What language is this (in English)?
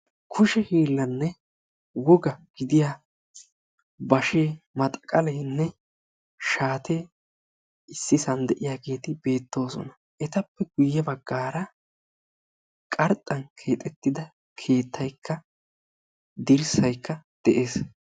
Wolaytta